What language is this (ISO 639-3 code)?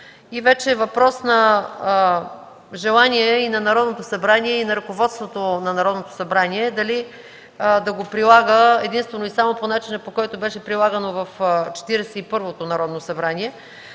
bul